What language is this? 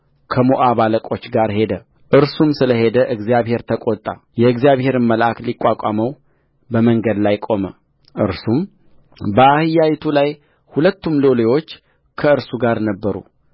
Amharic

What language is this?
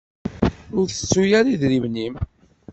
Kabyle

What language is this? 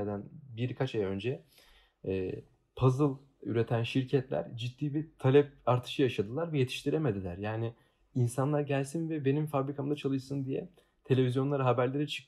Turkish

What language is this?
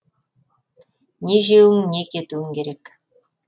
Kazakh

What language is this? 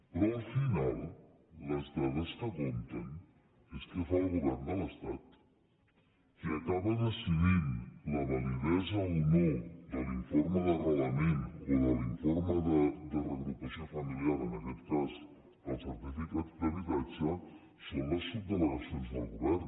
Catalan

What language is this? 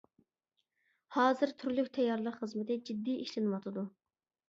Uyghur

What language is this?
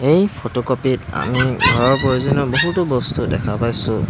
Assamese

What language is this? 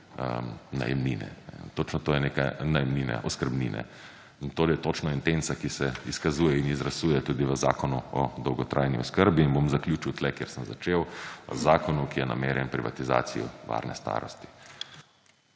Slovenian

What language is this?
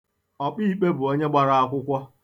Igbo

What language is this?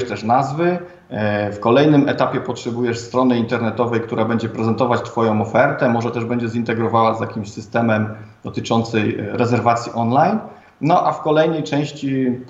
Polish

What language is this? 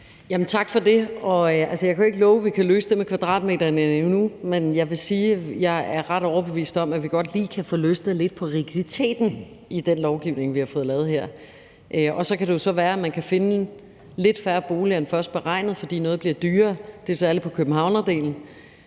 Danish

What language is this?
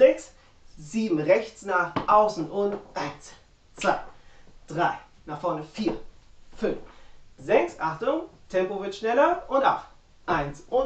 German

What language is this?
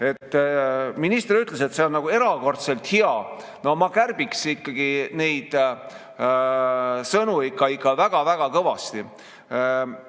Estonian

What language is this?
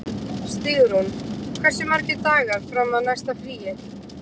Icelandic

